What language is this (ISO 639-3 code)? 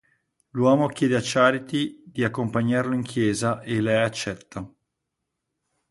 ita